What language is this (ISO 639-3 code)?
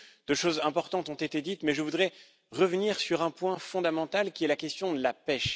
fra